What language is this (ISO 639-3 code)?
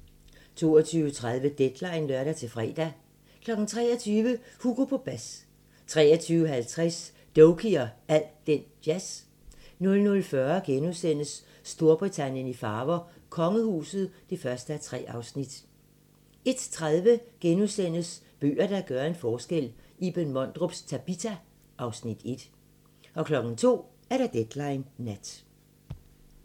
dan